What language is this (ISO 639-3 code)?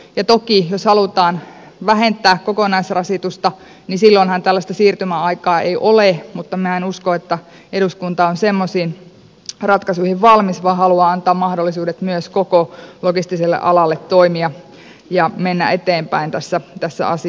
fin